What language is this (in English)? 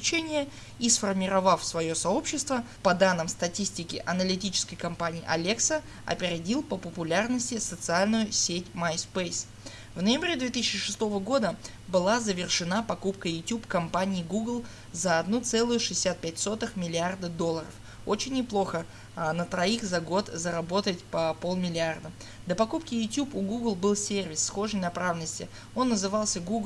Russian